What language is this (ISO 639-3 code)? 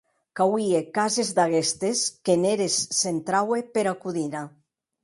oci